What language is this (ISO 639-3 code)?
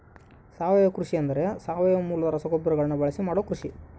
kan